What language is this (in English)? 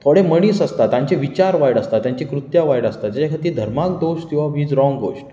Konkani